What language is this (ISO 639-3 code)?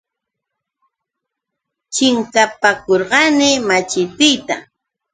qux